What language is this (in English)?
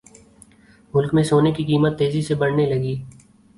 Urdu